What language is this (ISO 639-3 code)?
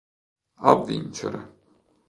ita